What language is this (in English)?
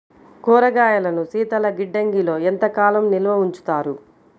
Telugu